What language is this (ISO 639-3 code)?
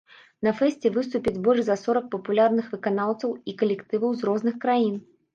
bel